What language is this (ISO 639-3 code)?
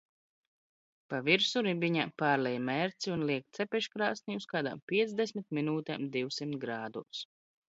lav